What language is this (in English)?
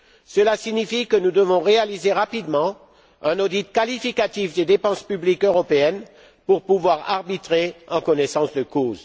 French